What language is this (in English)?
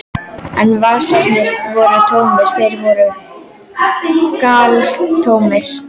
Icelandic